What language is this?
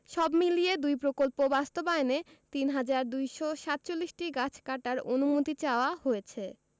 Bangla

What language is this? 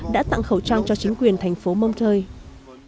Vietnamese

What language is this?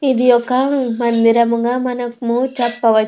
Telugu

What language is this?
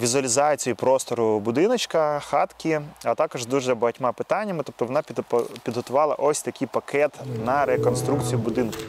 Ukrainian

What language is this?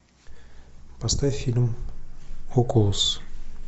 Russian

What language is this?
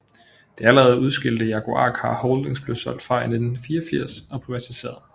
Danish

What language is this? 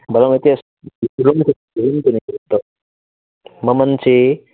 Manipuri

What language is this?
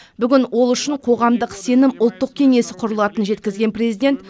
Kazakh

